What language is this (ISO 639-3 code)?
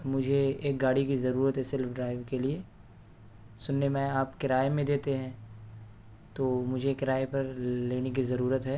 urd